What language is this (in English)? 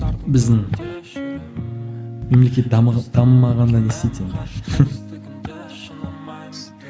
Kazakh